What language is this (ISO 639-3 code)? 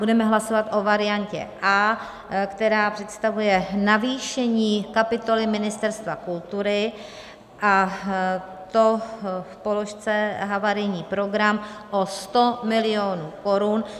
ces